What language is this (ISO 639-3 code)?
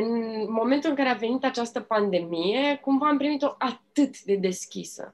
ron